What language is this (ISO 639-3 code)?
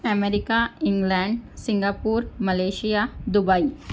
urd